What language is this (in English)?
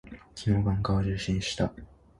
Japanese